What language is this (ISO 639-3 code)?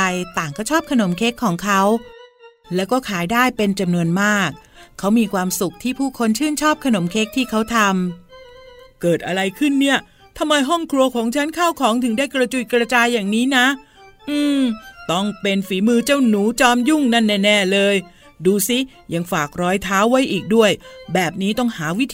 tha